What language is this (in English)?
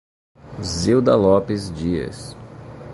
Portuguese